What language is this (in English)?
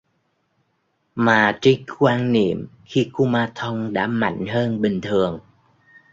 Vietnamese